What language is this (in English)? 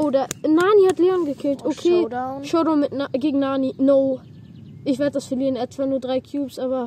German